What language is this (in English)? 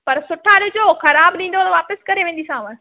Sindhi